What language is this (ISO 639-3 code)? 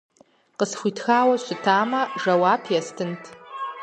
kbd